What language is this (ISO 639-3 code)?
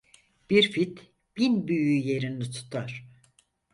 tur